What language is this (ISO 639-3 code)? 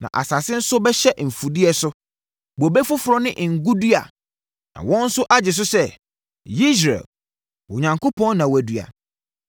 aka